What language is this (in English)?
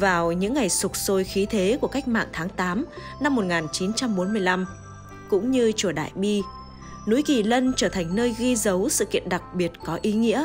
Vietnamese